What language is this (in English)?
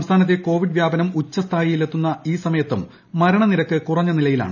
Malayalam